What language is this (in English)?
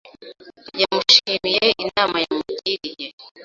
Kinyarwanda